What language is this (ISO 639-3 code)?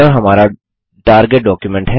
hin